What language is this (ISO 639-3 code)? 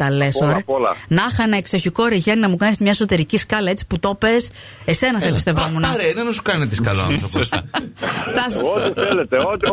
ell